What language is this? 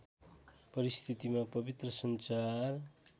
Nepali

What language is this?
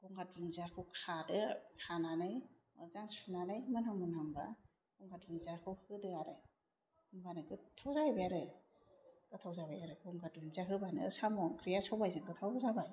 Bodo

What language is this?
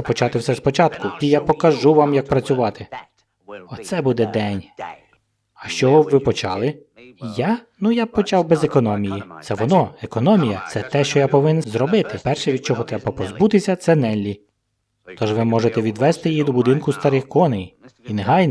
Ukrainian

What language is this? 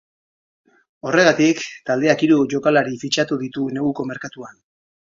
Basque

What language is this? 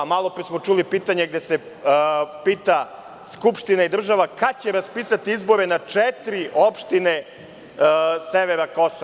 Serbian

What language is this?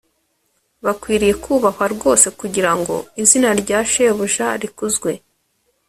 Kinyarwanda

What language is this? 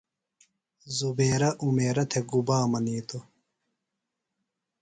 Phalura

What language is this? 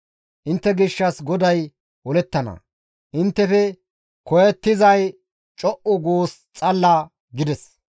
Gamo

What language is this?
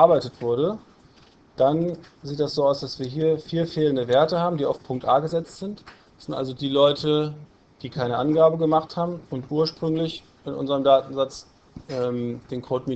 German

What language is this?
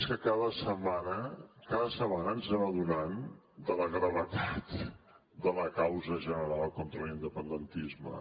Catalan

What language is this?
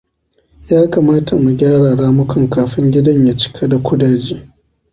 Hausa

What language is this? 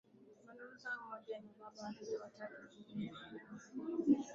Swahili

